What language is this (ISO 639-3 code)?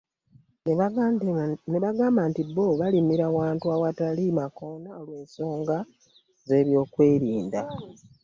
lug